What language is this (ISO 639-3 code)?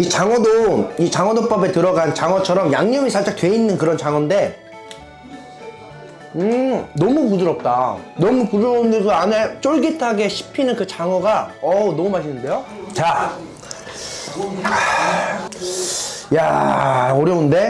kor